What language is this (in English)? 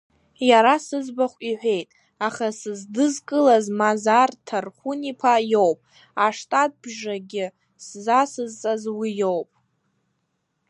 Abkhazian